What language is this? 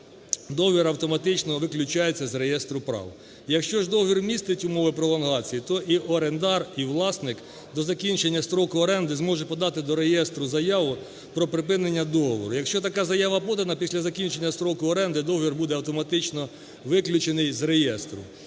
Ukrainian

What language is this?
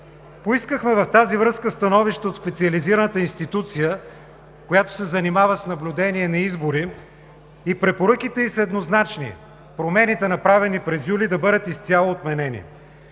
Bulgarian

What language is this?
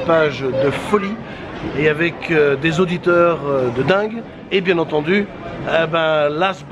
French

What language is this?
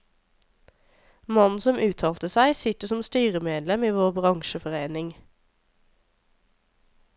Norwegian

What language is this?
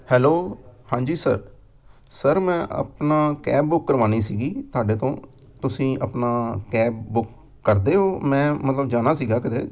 Punjabi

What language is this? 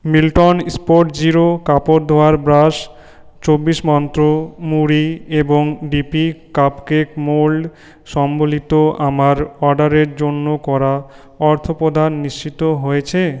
Bangla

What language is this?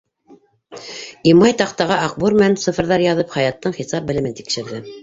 Bashkir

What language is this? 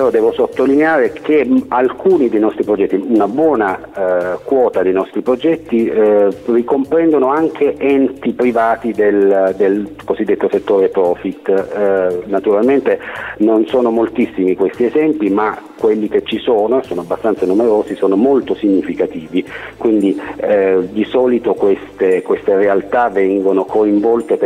Italian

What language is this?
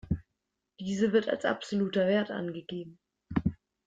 German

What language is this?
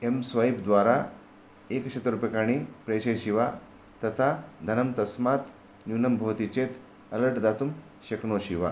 Sanskrit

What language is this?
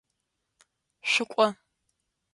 Adyghe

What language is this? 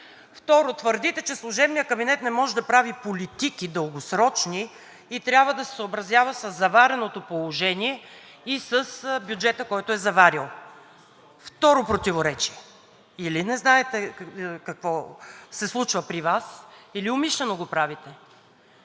Bulgarian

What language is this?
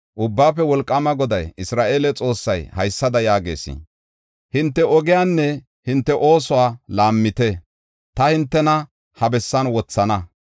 Gofa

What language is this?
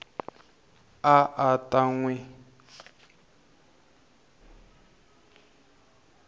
Tsonga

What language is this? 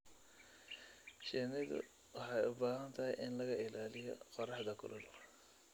Somali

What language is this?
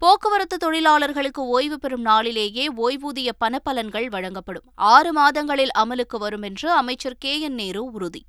Tamil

